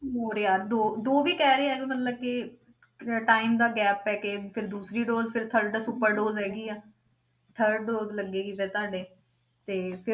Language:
Punjabi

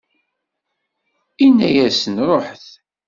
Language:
Kabyle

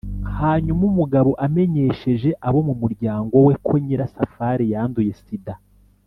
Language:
Kinyarwanda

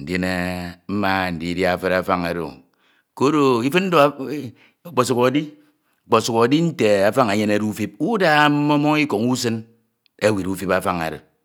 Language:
Ito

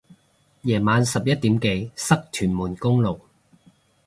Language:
Cantonese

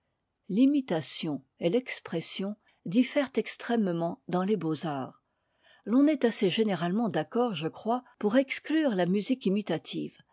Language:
French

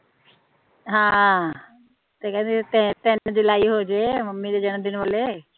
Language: Punjabi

